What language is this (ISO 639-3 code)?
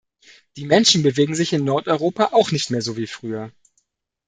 deu